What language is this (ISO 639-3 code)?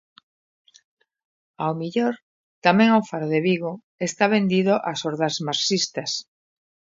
glg